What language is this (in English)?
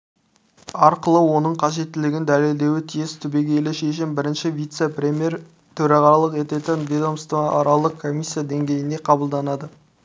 Kazakh